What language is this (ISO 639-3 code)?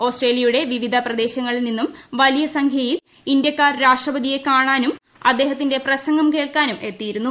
mal